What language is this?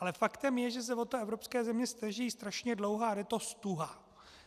Czech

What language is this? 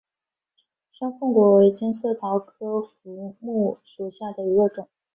Chinese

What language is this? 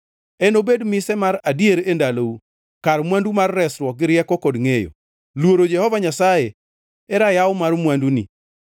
Luo (Kenya and Tanzania)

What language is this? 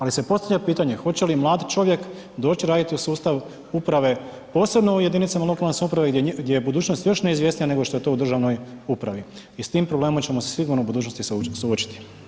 Croatian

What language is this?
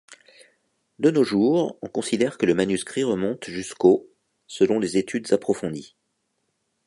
French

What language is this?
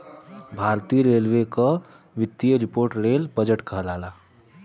Bhojpuri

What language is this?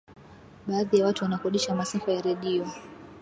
Swahili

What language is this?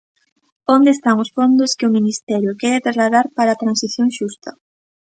Galician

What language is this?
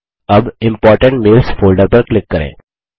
Hindi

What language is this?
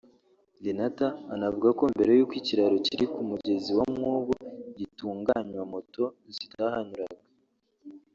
Kinyarwanda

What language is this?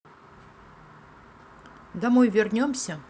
Russian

